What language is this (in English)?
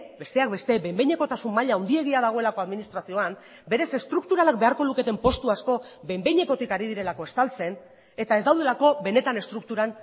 Basque